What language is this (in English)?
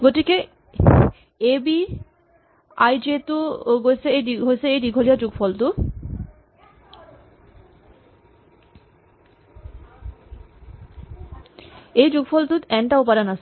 Assamese